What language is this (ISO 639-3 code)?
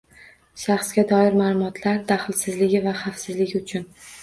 uzb